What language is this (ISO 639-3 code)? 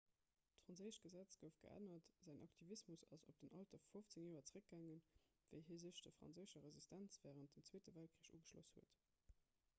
ltz